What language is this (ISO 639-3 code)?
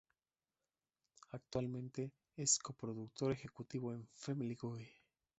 spa